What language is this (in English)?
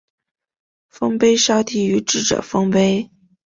Chinese